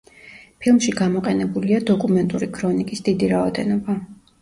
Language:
Georgian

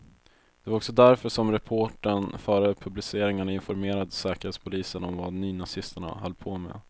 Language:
Swedish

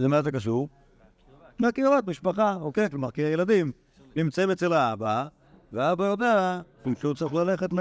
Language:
Hebrew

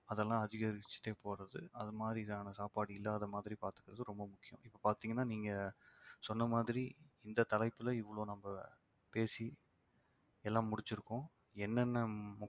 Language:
Tamil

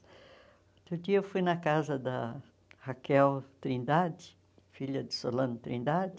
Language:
Portuguese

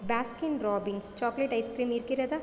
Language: Tamil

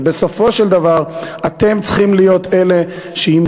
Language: Hebrew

